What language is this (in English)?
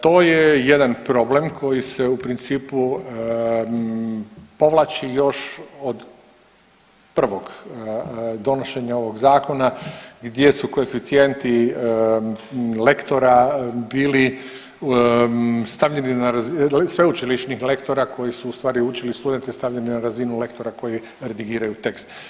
Croatian